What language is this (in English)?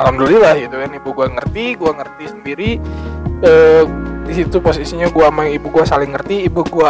Indonesian